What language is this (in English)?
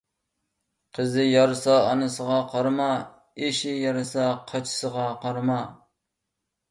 Uyghur